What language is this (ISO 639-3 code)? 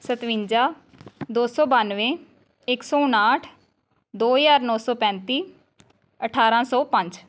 pan